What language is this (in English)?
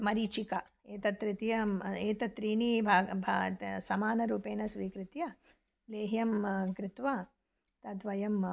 Sanskrit